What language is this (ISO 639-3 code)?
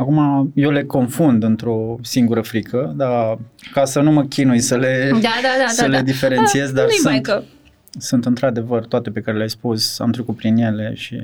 ron